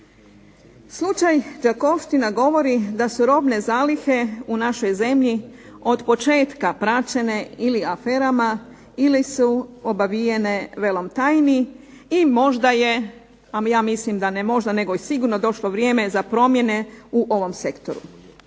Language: Croatian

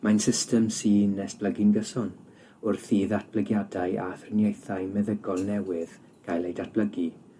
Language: Welsh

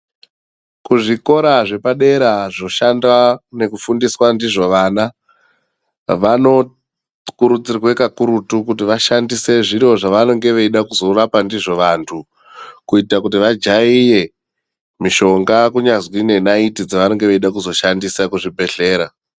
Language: Ndau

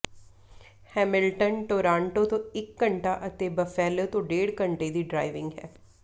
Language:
Punjabi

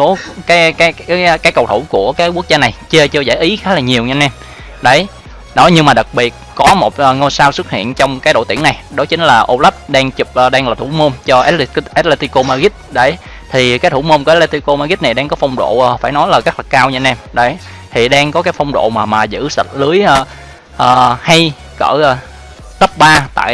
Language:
Vietnamese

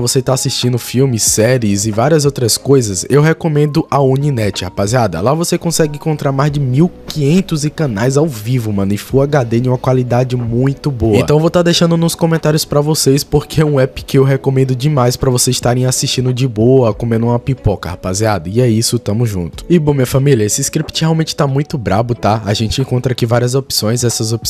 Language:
Portuguese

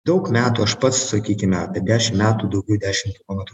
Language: Lithuanian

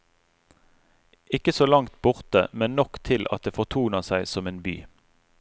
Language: Norwegian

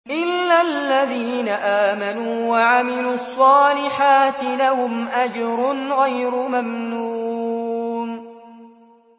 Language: Arabic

